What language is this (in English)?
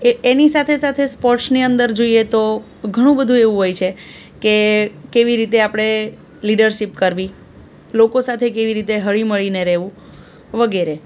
Gujarati